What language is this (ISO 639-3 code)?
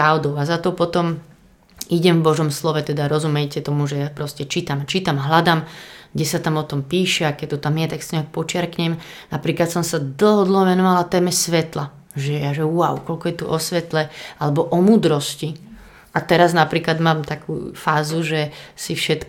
slk